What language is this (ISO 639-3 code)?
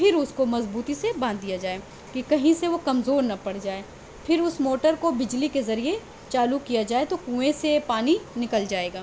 urd